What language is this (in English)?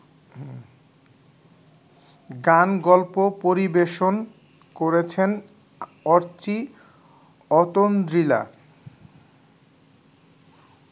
Bangla